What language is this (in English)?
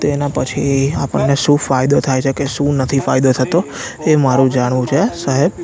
Gujarati